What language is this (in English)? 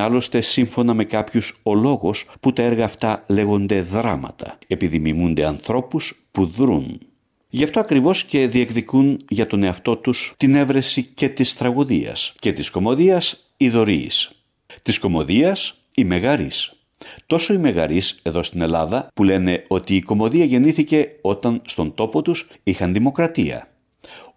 Greek